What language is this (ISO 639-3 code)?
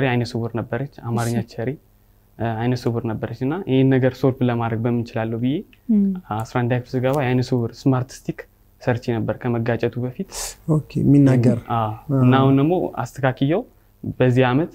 ara